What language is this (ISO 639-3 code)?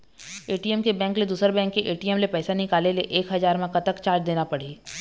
hne